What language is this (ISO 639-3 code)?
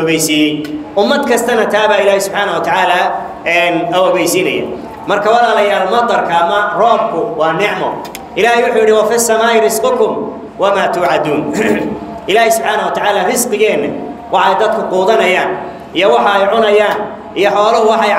ara